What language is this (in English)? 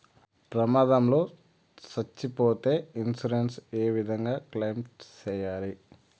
Telugu